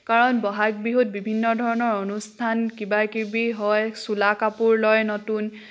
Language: Assamese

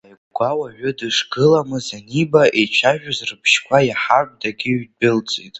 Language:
Abkhazian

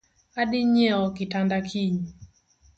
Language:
Luo (Kenya and Tanzania)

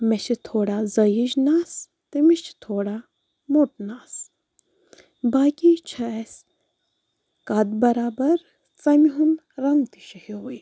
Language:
Kashmiri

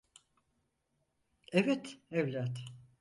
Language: Turkish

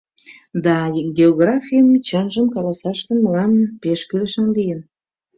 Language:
Mari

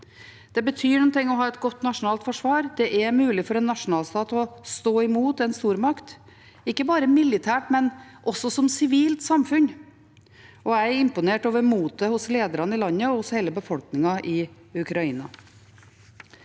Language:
Norwegian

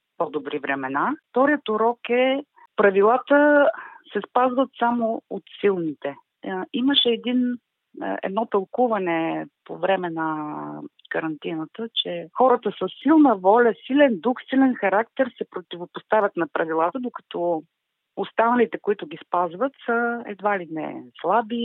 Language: Bulgarian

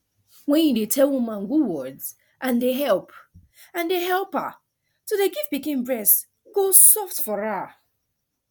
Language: Nigerian Pidgin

